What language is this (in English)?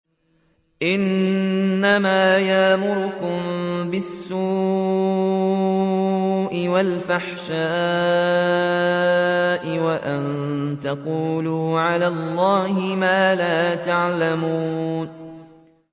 Arabic